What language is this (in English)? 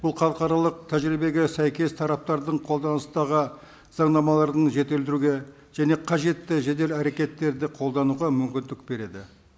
Kazakh